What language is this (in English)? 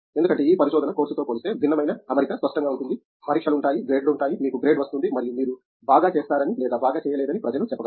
Telugu